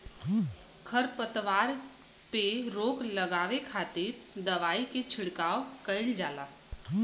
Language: Bhojpuri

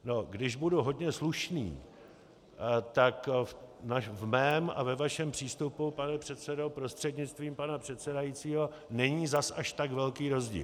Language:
Czech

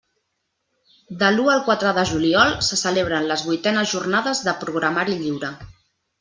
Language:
Catalan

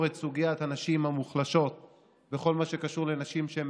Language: Hebrew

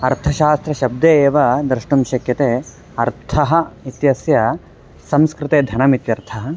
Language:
Sanskrit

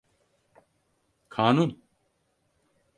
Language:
Turkish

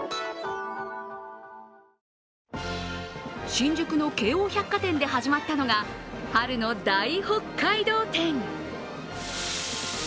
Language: Japanese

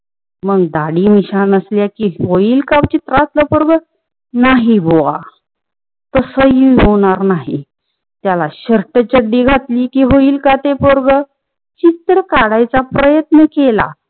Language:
Marathi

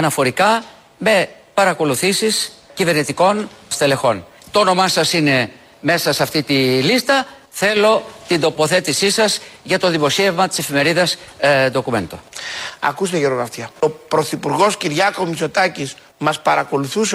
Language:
Greek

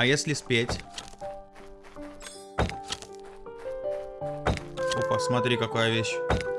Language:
Russian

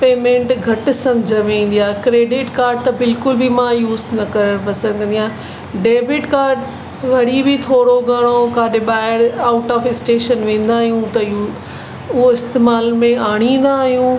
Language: Sindhi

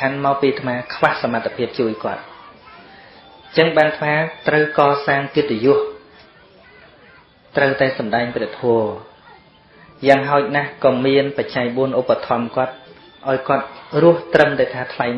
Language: Vietnamese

